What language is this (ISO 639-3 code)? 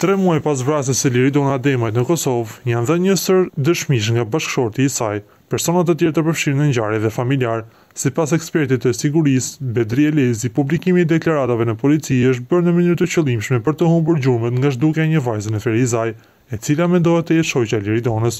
ron